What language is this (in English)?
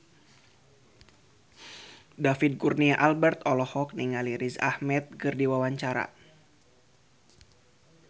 Sundanese